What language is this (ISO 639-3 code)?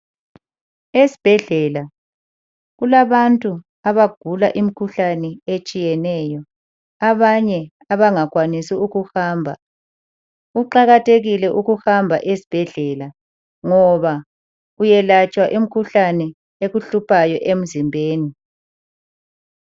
nde